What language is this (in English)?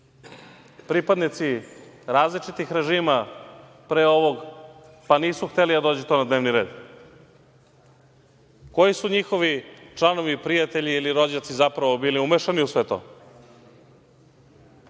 Serbian